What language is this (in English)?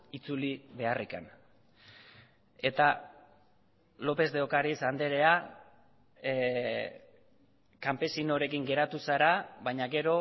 Basque